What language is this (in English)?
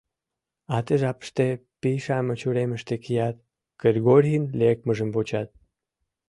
Mari